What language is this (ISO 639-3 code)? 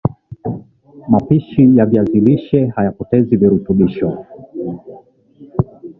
swa